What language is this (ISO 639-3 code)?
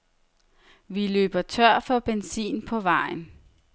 dan